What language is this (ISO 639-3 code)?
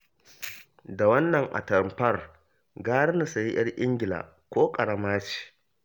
hau